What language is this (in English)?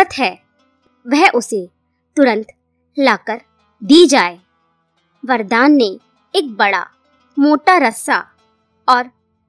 Hindi